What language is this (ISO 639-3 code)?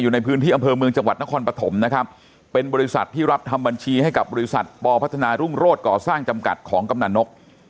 tha